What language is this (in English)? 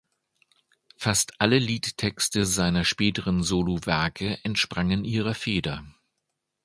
German